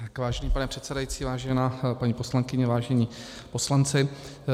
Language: Czech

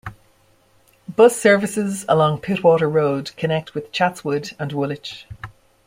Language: English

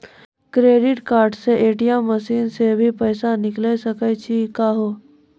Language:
Maithili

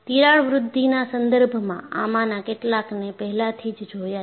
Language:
Gujarati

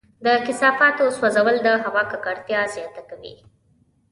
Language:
Pashto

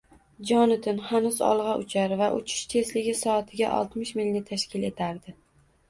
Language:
Uzbek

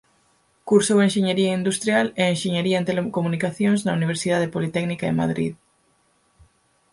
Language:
Galician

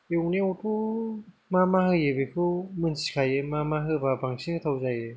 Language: Bodo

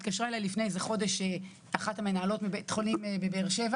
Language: Hebrew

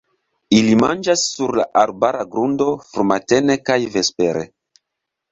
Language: Esperanto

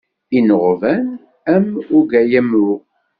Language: Kabyle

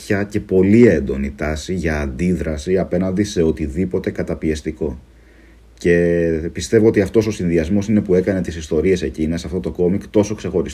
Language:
Greek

